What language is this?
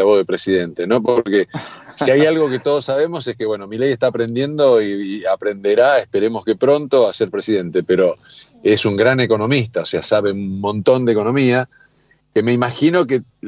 Spanish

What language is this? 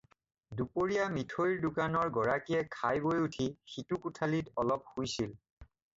Assamese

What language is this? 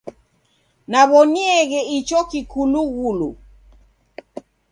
Taita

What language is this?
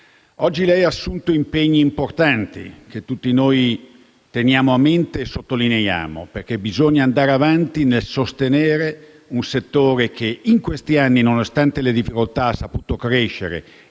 Italian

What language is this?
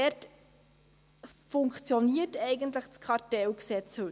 Swiss German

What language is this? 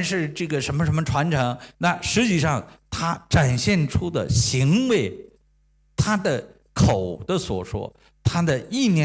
Chinese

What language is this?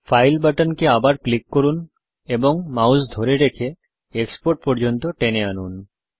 Bangla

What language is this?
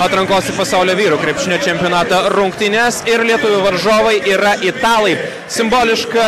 Lithuanian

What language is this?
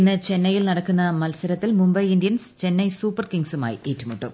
Malayalam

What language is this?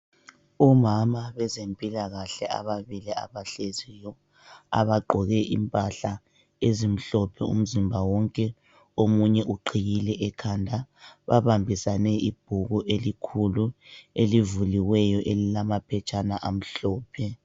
North Ndebele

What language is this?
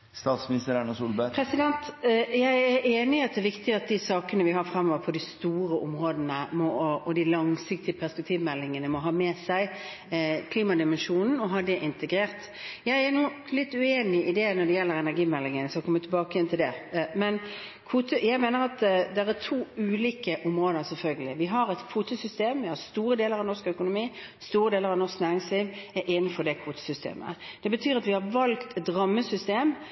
Norwegian Bokmål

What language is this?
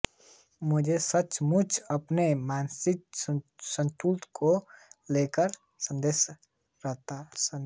Hindi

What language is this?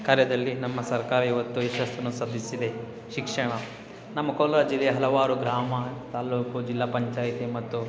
Kannada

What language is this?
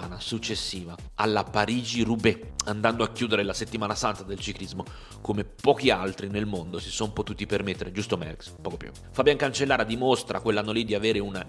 Italian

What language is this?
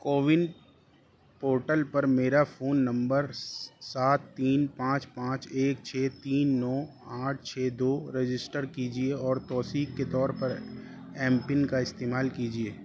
Urdu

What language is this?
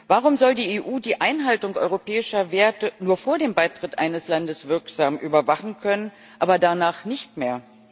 German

